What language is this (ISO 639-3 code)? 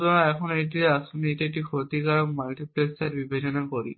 ben